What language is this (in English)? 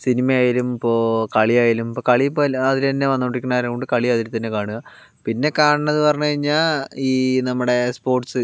Malayalam